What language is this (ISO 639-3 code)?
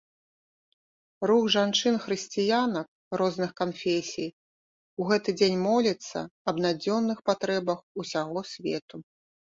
bel